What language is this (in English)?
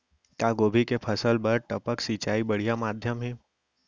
Chhattisgarhi